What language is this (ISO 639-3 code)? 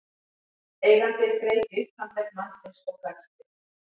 isl